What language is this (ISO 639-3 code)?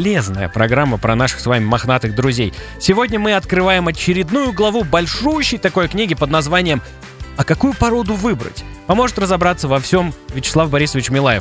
rus